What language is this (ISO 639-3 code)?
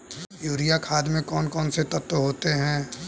hin